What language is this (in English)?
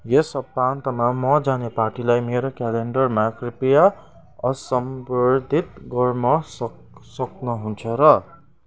Nepali